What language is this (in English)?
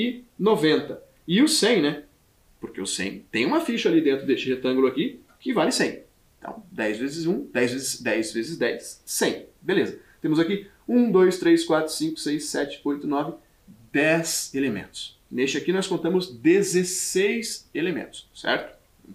Portuguese